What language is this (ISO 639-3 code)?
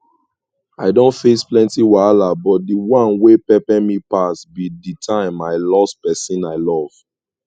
pcm